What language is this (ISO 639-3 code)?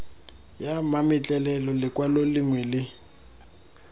tsn